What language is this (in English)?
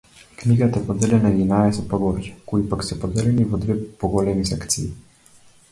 Macedonian